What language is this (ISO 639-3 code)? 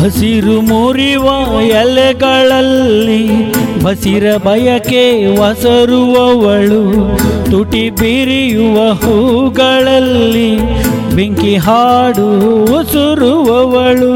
kan